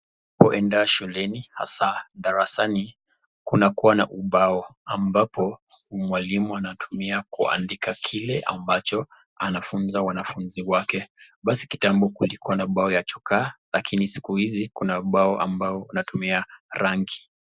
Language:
Swahili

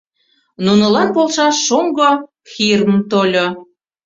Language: Mari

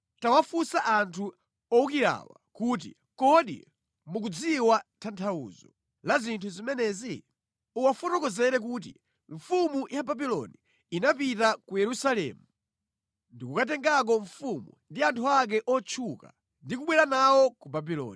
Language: Nyanja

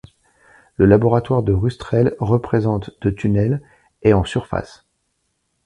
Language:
French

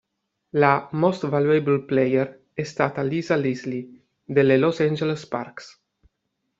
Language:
Italian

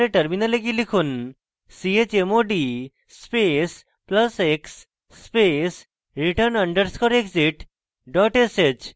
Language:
Bangla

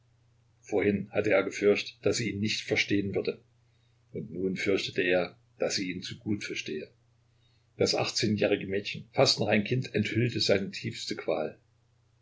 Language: German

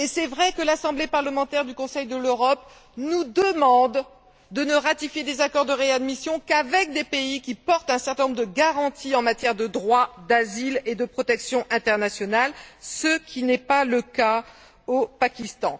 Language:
French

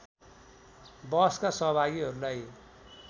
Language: Nepali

